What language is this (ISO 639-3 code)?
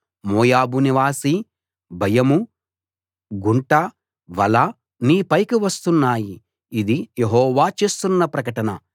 tel